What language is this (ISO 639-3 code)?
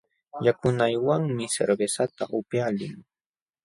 qxw